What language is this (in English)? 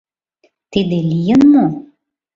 Mari